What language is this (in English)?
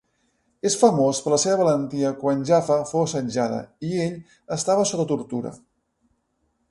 Catalan